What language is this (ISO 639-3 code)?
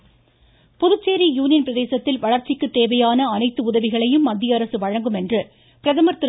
tam